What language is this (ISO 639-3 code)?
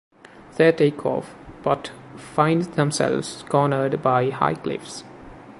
eng